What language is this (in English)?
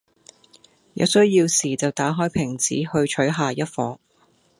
Cantonese